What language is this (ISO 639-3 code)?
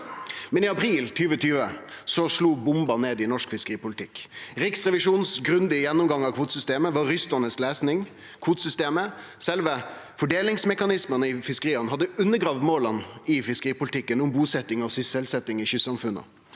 nor